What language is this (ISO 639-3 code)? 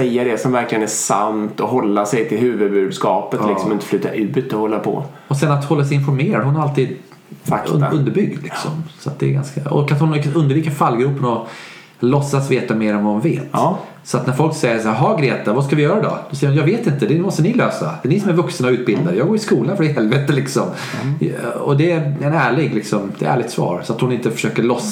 swe